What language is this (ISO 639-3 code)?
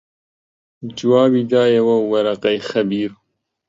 ckb